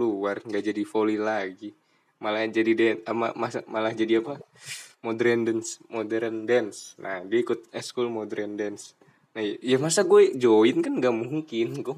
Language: Indonesian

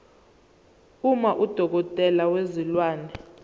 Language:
Zulu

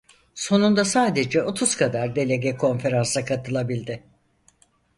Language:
Turkish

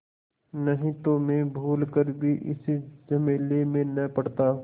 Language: Hindi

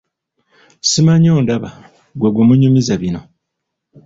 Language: Ganda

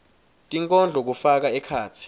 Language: Swati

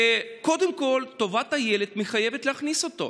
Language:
Hebrew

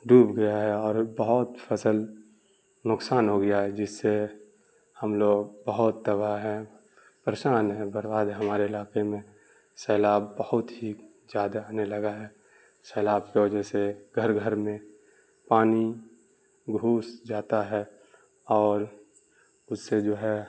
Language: Urdu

